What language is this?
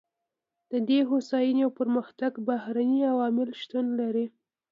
Pashto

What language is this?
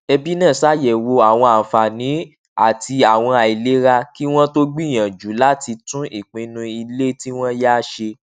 Yoruba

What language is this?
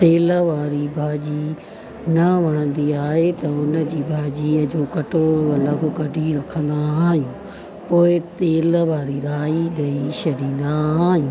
Sindhi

